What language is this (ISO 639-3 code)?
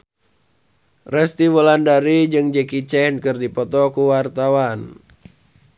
sun